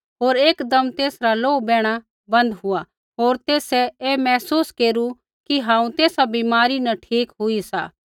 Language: Kullu Pahari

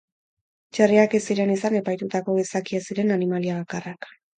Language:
Basque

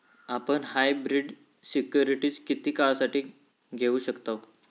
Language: Marathi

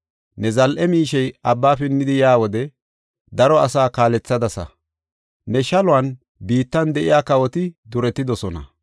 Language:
Gofa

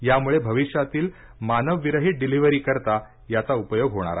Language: Marathi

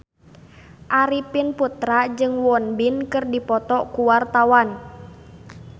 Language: Sundanese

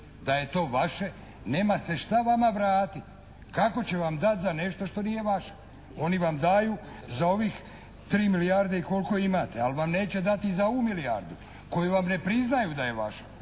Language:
Croatian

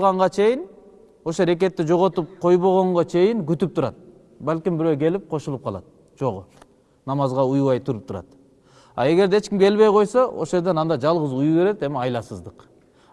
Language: Turkish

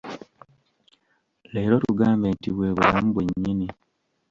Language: Ganda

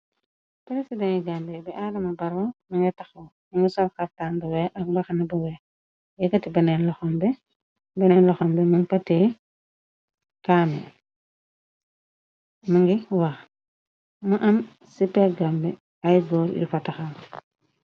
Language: Wolof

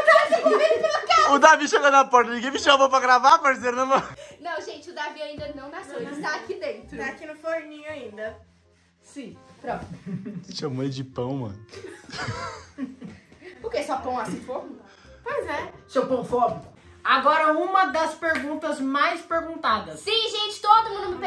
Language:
Portuguese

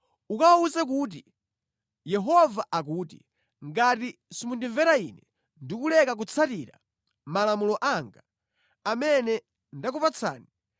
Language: Nyanja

